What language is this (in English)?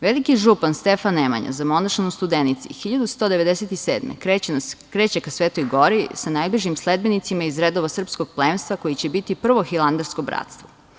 Serbian